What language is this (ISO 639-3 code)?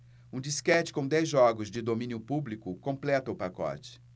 por